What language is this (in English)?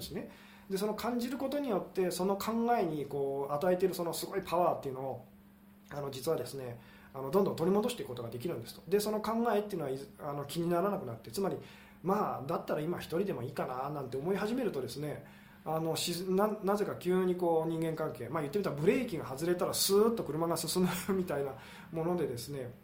Japanese